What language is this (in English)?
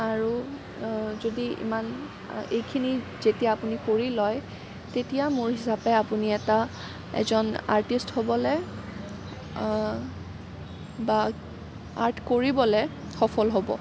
Assamese